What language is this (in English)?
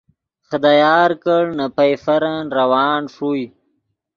Yidgha